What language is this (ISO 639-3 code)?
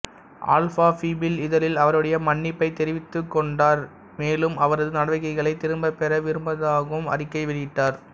tam